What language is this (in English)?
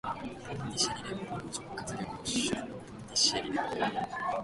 Japanese